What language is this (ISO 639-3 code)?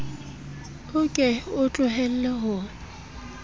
sot